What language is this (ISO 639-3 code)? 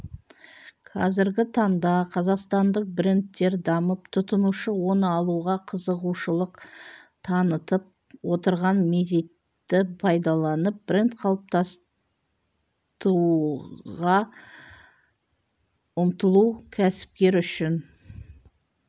kaz